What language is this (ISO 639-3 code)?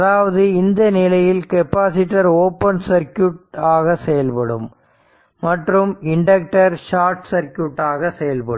tam